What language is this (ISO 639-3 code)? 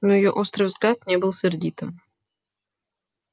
rus